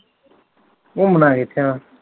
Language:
Punjabi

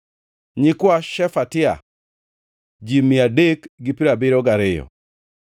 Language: Luo (Kenya and Tanzania)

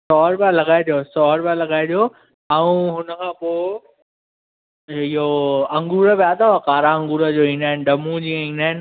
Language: Sindhi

